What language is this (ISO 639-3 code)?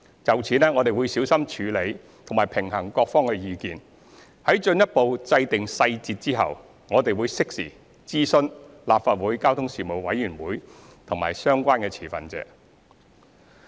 yue